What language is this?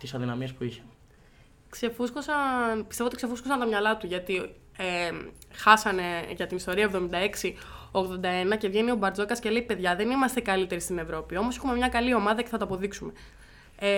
Greek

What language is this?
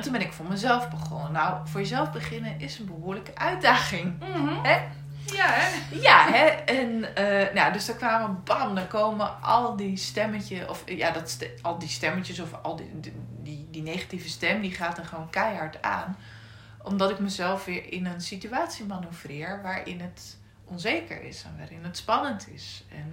Dutch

